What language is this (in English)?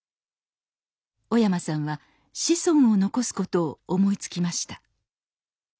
Japanese